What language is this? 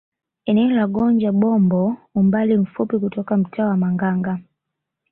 Swahili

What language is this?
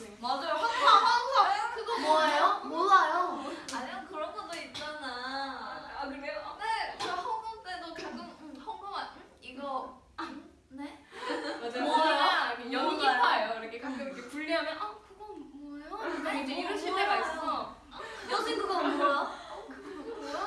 Korean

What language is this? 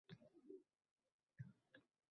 Uzbek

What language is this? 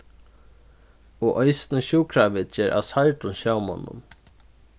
Faroese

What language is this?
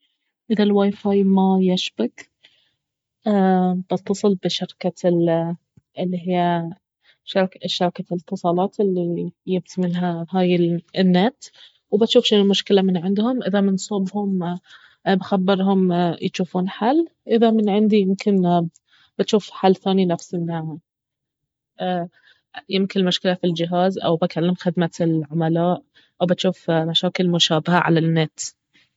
Baharna Arabic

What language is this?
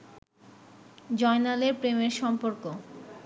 Bangla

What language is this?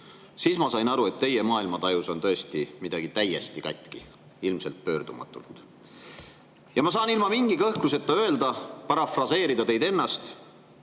Estonian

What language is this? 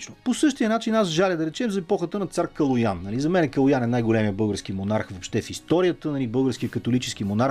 Bulgarian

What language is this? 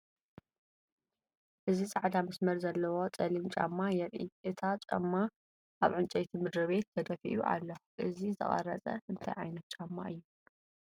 Tigrinya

